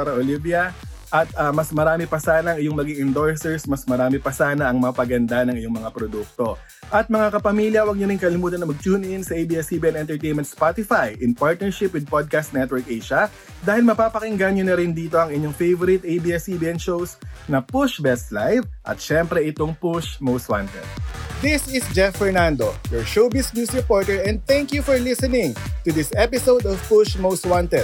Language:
Filipino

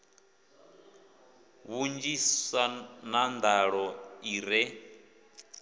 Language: Venda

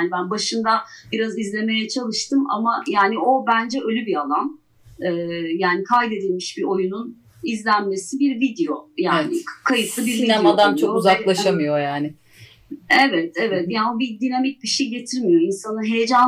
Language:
Turkish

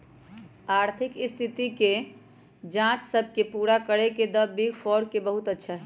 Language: Magahi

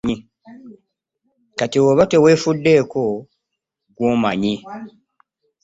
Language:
Ganda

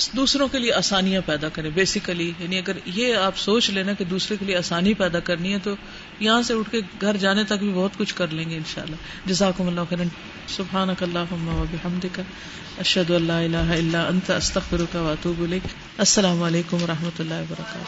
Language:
Urdu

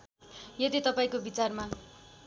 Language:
Nepali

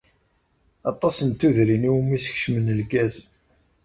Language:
Kabyle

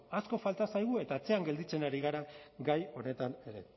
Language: Basque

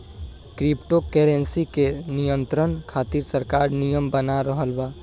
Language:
Bhojpuri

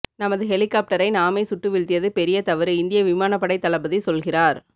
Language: Tamil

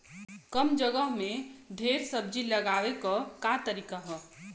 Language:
Bhojpuri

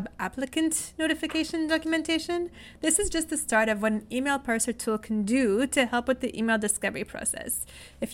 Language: English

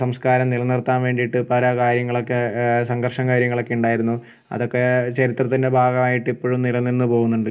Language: Malayalam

